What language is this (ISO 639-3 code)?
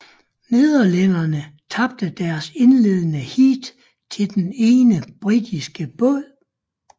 dan